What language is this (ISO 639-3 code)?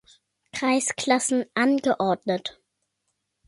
deu